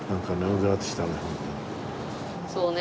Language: Japanese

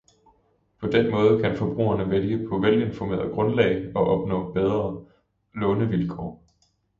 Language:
Danish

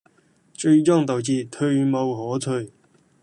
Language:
Cantonese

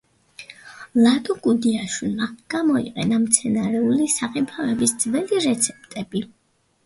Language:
Georgian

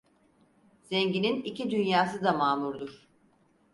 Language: Turkish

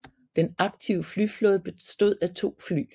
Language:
Danish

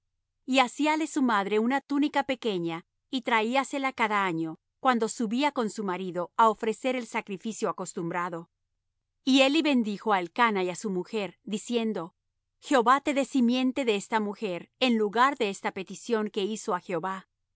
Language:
Spanish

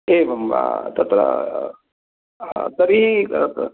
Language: Sanskrit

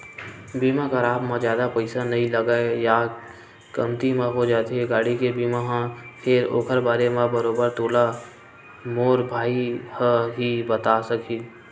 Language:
Chhattisgarhi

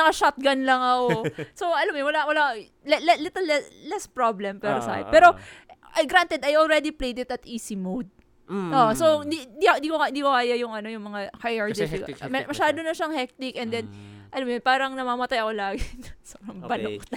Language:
Filipino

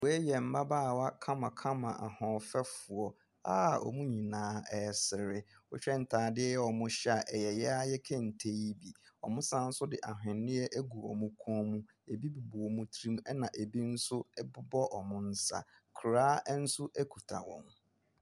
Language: Akan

